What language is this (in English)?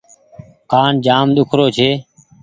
Goaria